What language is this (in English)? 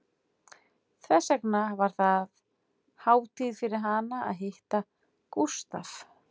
Icelandic